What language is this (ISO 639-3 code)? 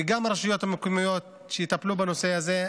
heb